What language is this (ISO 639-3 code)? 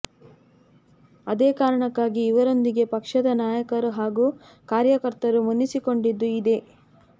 kan